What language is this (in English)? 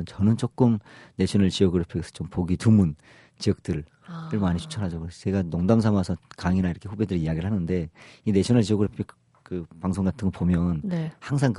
Korean